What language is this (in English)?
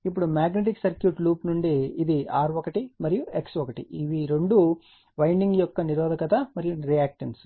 Telugu